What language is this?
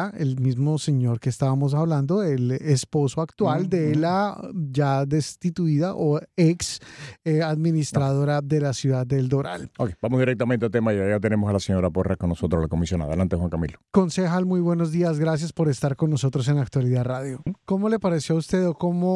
Spanish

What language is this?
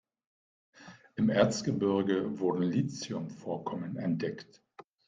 German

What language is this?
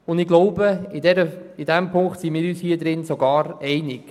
Swiss German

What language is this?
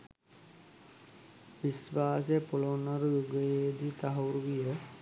Sinhala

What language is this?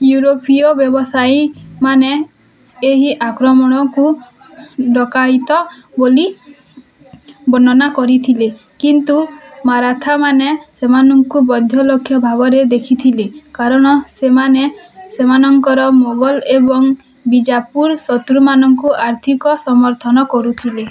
Odia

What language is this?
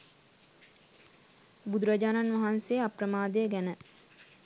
Sinhala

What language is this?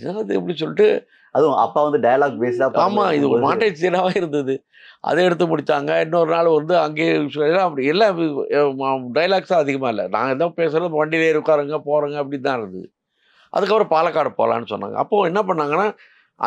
Tamil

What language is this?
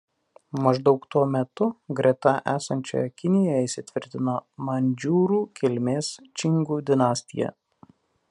Lithuanian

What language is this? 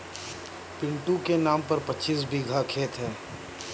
Hindi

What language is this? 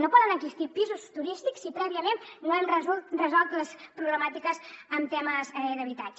Catalan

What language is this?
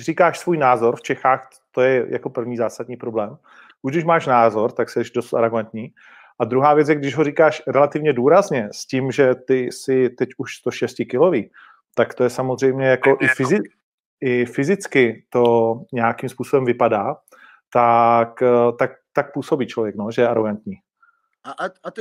Czech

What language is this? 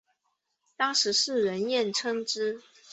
Chinese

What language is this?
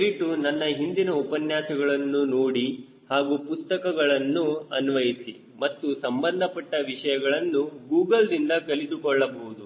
Kannada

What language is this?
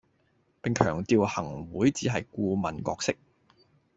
Cantonese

